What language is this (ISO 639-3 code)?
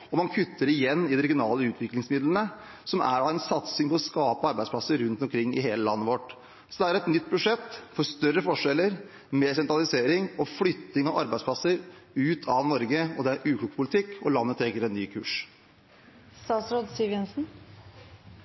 nob